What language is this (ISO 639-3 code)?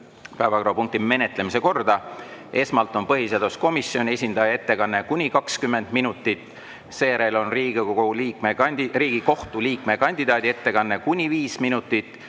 est